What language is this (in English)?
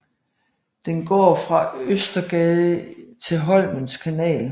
Danish